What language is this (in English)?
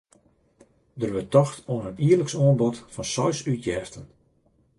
Western Frisian